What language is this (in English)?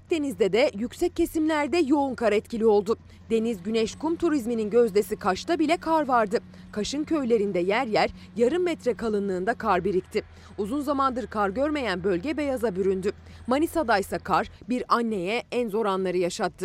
Turkish